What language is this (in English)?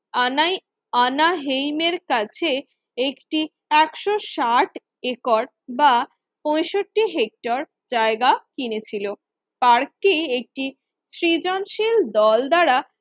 Bangla